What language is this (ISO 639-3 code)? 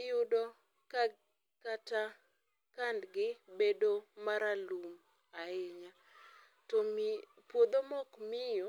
luo